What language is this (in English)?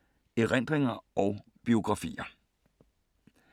Danish